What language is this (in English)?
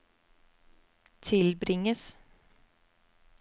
Norwegian